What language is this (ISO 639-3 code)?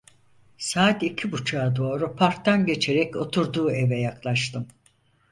tur